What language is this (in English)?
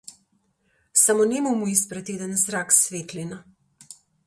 Macedonian